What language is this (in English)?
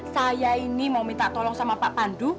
Indonesian